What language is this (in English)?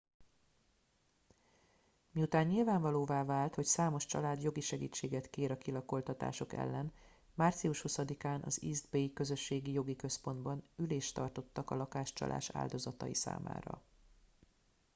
Hungarian